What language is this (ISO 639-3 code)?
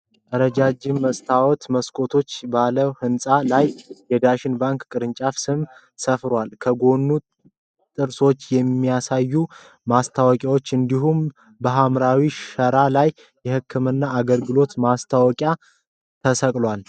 amh